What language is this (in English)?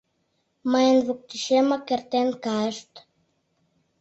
Mari